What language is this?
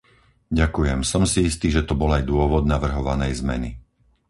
Slovak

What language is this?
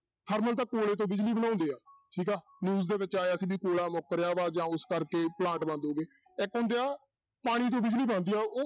Punjabi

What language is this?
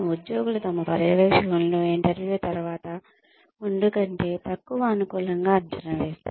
Telugu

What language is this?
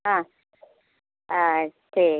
Maithili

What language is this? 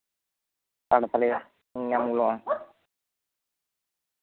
Santali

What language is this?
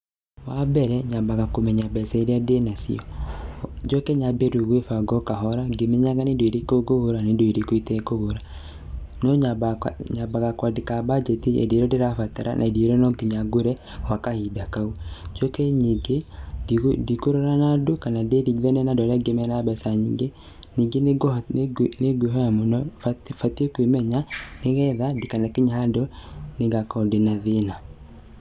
Kikuyu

